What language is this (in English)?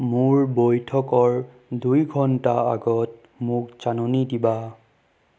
Assamese